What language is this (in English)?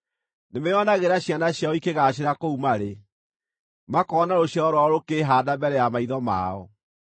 Kikuyu